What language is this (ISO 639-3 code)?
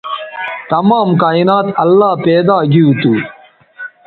btv